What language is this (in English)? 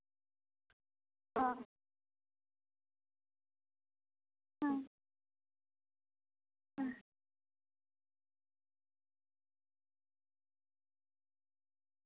Santali